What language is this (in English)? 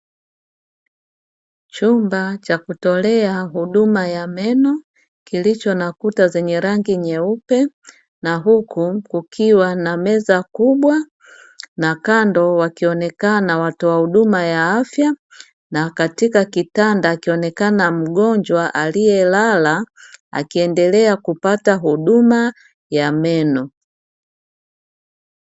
Swahili